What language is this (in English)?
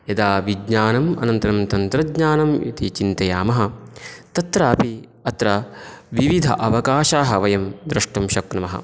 Sanskrit